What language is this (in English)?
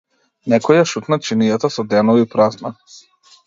Macedonian